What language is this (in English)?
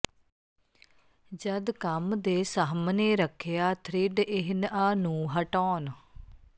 Punjabi